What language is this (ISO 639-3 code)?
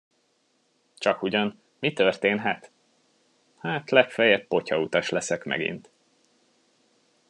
hun